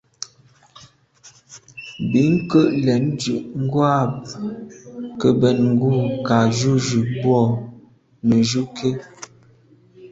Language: Medumba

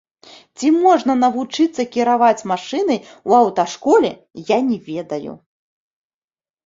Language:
Belarusian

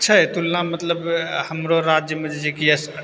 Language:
Maithili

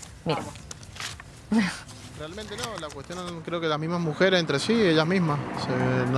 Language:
Spanish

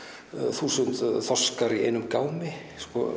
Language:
Icelandic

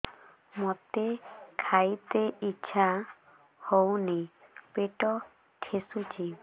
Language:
Odia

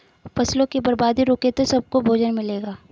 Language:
Hindi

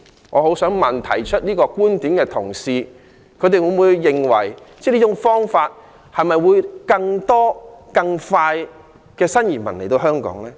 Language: Cantonese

